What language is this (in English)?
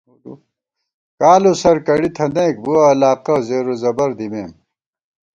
Gawar-Bati